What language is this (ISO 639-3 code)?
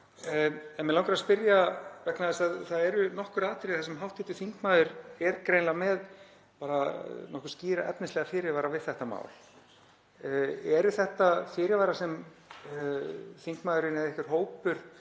isl